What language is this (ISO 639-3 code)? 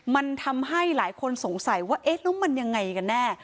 tha